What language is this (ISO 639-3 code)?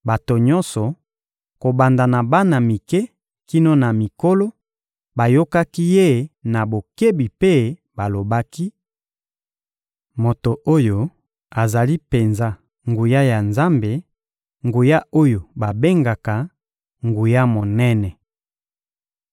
lin